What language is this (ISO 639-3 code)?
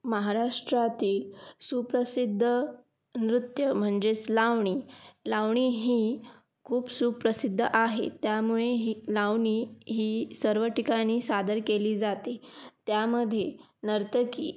mar